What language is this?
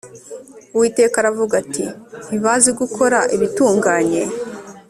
Kinyarwanda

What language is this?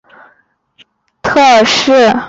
Chinese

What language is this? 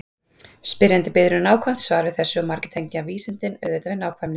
Icelandic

